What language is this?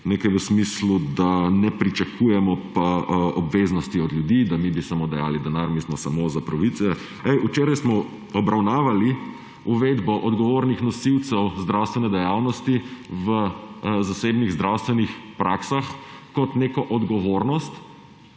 Slovenian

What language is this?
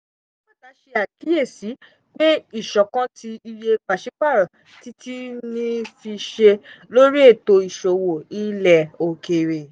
Yoruba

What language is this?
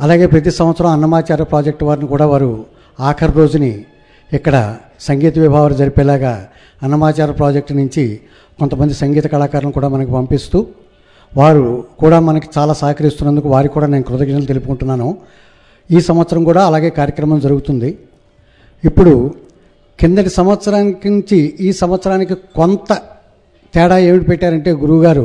Telugu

